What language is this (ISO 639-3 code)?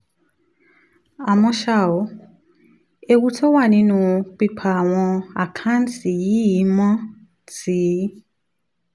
yor